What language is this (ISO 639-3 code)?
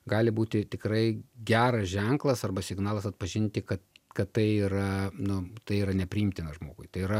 lit